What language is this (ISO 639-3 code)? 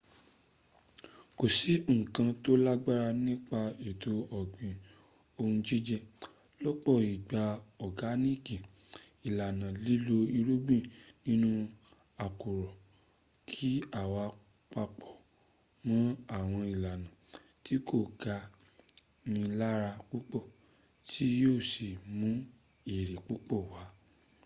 yor